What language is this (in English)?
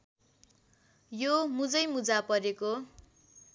Nepali